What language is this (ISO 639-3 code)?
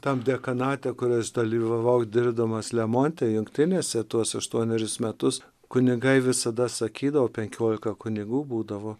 lit